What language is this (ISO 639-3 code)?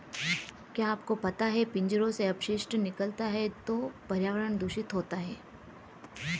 hin